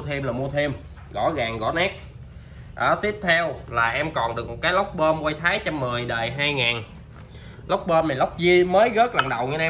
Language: Vietnamese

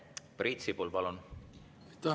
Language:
Estonian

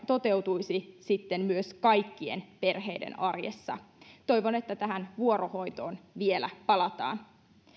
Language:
Finnish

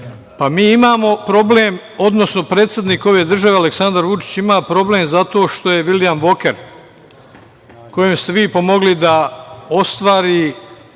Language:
Serbian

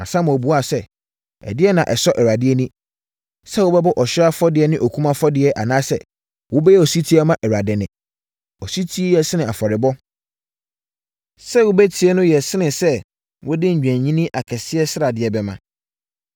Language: Akan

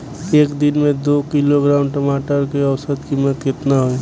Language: Bhojpuri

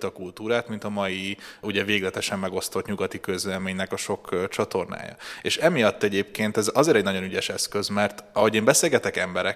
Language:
Hungarian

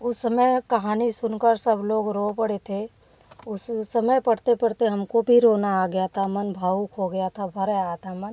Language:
Hindi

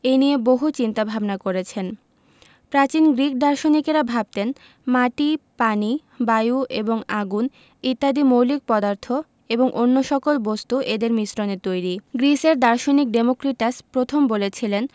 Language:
Bangla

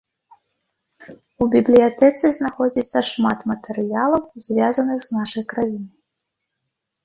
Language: Belarusian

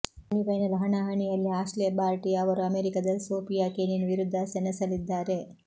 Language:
Kannada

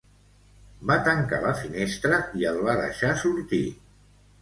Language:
Catalan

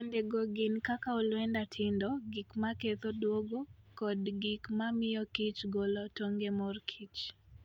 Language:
Luo (Kenya and Tanzania)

